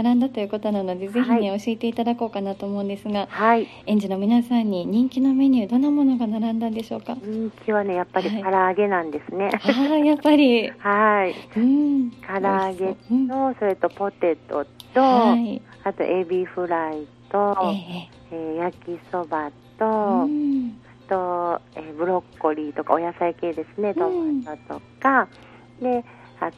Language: Japanese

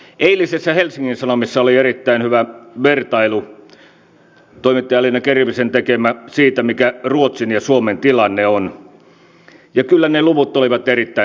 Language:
Finnish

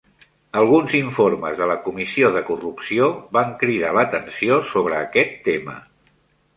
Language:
Catalan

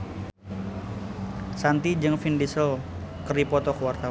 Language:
Sundanese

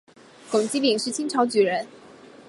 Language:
Chinese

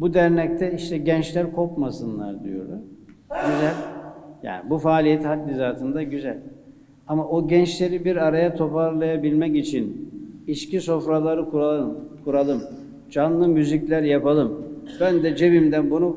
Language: Turkish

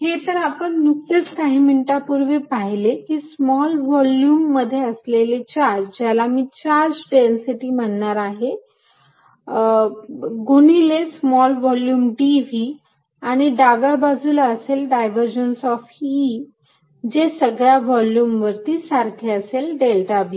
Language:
Marathi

